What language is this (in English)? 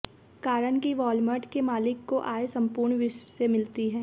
Hindi